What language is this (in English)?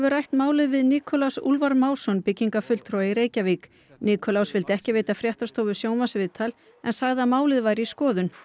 Icelandic